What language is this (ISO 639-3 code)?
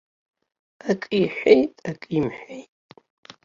abk